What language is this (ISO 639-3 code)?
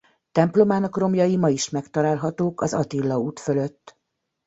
hun